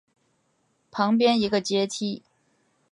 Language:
Chinese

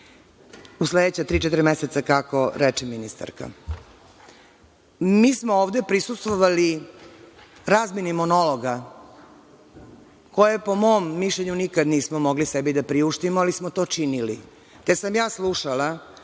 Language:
Serbian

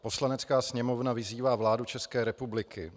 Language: Czech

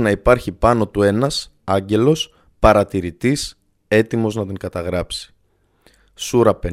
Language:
Greek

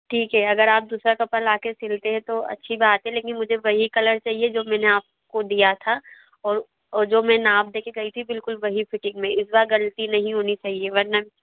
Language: Hindi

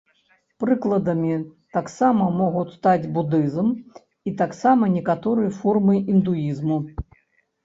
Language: Belarusian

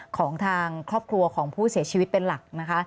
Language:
Thai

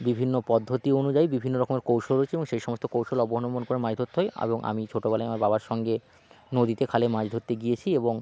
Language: Bangla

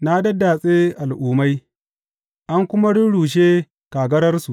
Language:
Hausa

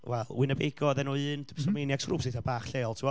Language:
Welsh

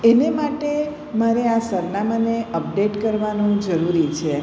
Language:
Gujarati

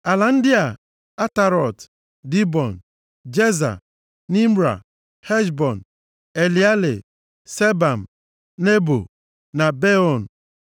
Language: Igbo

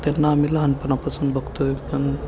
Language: Marathi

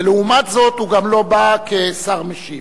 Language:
Hebrew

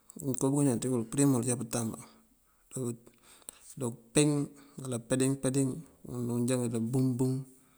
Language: Mandjak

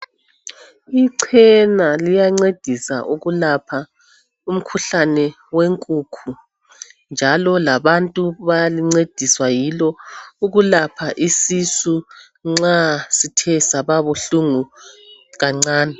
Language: North Ndebele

